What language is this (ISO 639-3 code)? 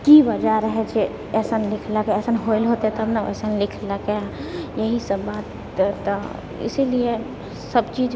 mai